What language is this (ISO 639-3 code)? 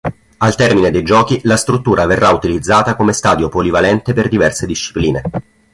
ita